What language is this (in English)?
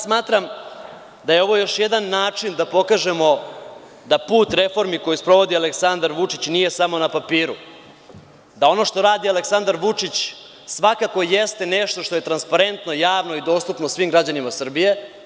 Serbian